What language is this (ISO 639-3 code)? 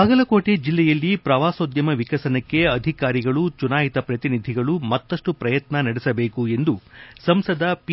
kan